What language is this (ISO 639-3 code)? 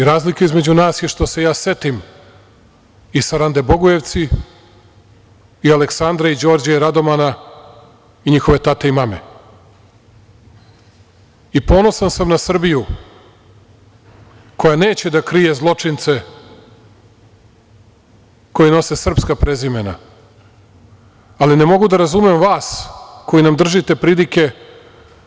srp